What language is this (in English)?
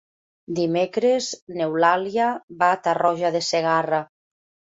Catalan